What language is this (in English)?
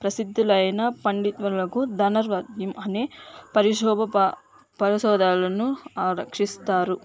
Telugu